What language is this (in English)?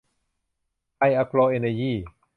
Thai